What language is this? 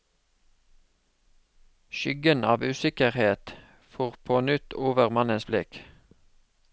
Norwegian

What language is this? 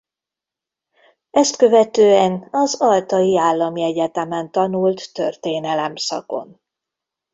Hungarian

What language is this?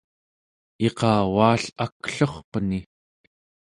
Central Yupik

